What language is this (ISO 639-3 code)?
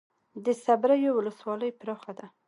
pus